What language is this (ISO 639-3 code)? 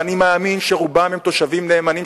heb